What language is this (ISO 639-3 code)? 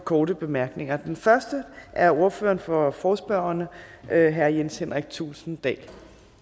dan